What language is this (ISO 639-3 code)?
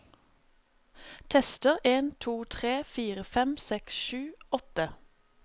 nor